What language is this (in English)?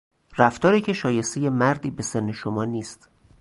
Persian